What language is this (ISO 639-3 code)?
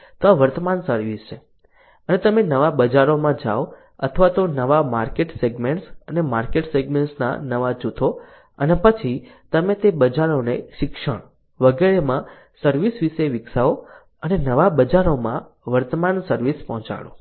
guj